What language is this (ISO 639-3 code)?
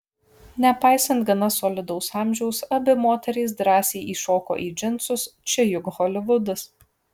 lit